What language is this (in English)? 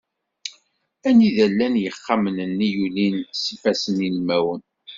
Kabyle